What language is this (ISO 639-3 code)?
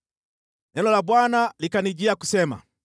swa